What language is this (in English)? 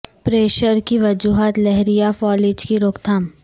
Urdu